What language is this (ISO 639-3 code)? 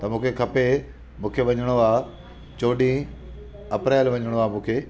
snd